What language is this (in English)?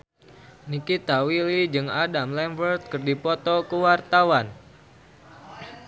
Sundanese